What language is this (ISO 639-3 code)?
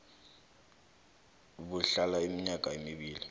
nbl